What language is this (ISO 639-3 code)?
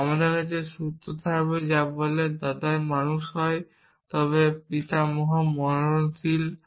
ben